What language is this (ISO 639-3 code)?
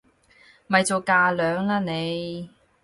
yue